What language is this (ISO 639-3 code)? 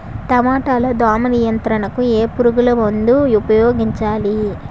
tel